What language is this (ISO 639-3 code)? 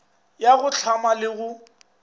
nso